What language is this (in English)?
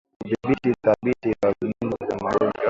Swahili